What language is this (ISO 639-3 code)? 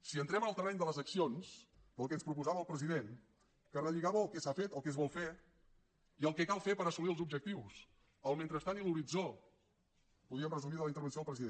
cat